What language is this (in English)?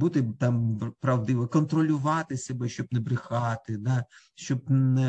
Ukrainian